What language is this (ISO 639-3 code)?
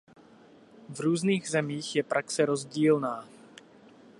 ces